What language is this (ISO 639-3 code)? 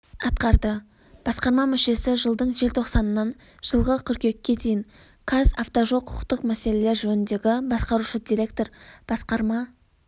kaz